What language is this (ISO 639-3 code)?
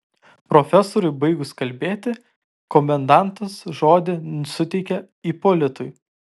lit